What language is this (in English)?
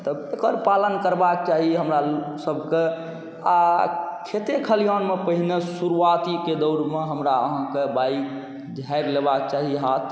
Maithili